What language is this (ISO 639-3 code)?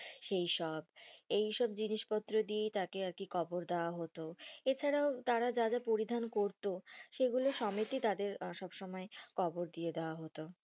ben